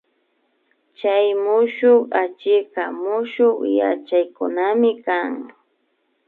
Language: Imbabura Highland Quichua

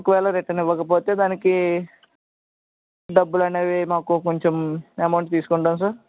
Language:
Telugu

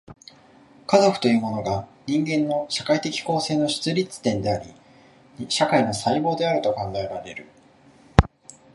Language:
Japanese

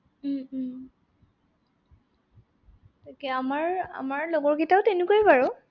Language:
Assamese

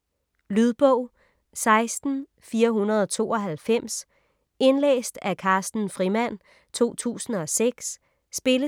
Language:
Danish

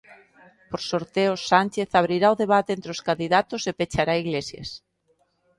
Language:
Galician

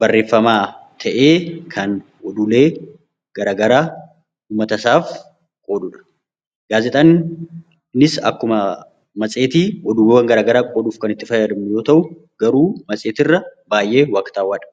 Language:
Oromo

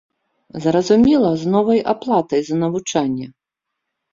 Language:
Belarusian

